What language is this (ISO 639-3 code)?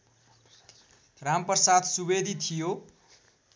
nep